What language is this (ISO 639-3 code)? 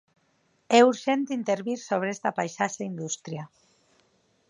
glg